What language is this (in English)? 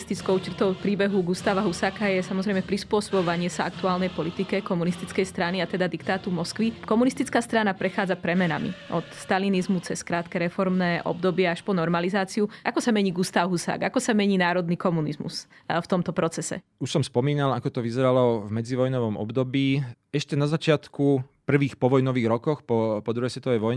Slovak